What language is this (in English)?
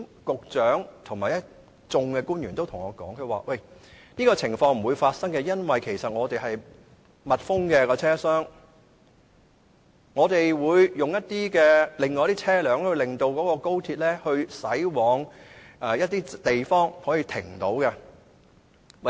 Cantonese